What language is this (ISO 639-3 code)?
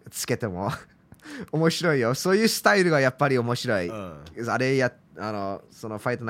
jpn